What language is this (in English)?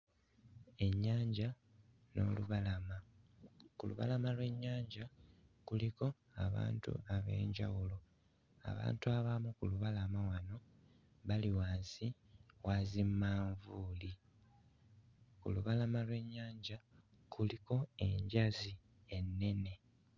Ganda